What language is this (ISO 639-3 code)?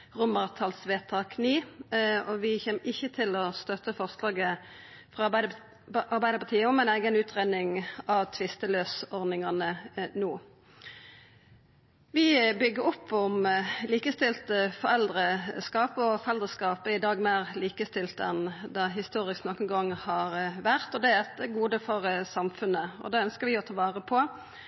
nno